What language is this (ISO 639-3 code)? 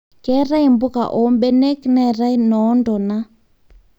mas